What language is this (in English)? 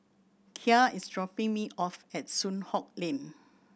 English